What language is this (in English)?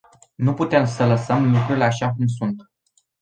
Romanian